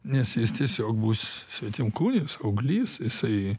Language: Lithuanian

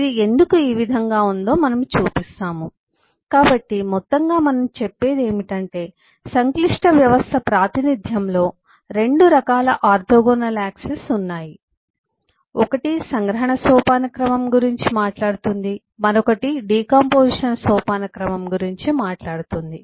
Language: Telugu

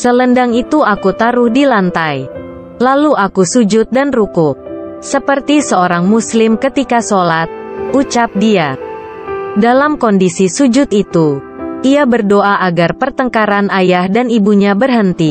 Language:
Indonesian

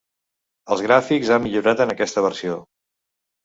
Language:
Catalan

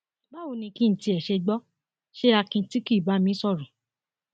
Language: Yoruba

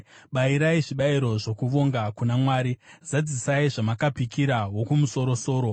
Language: Shona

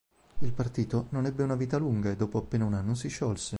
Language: Italian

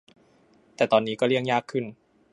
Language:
Thai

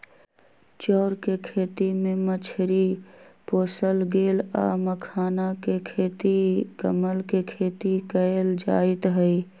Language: Magahi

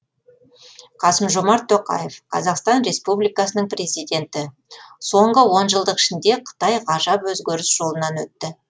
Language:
Kazakh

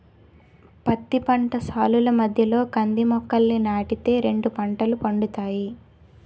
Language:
Telugu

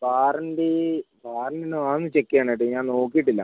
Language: Malayalam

